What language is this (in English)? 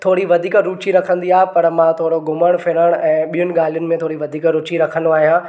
Sindhi